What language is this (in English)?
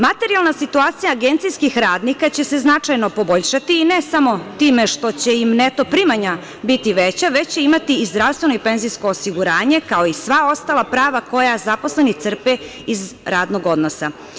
Serbian